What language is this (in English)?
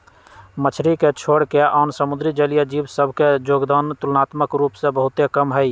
Magahi